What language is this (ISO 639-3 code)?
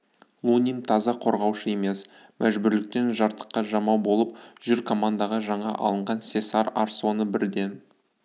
kaz